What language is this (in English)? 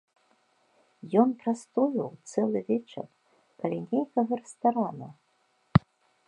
Belarusian